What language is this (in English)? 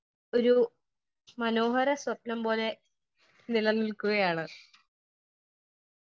Malayalam